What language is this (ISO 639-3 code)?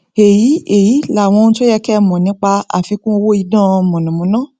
yor